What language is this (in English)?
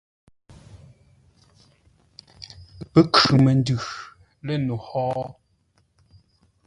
Ngombale